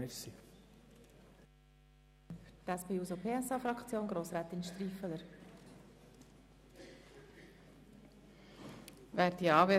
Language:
Swiss German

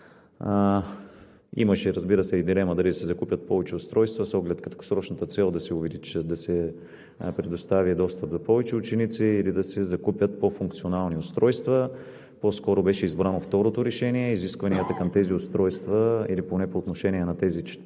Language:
Bulgarian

